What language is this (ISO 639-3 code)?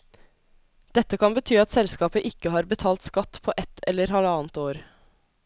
nor